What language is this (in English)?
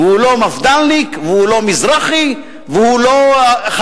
Hebrew